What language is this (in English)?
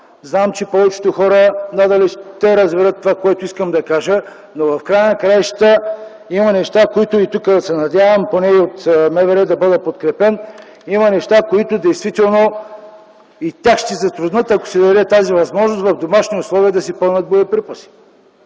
Bulgarian